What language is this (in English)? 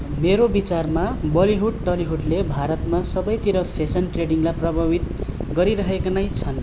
Nepali